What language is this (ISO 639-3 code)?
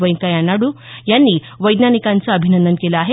mar